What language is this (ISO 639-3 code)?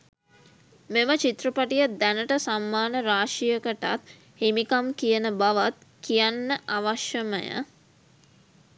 sin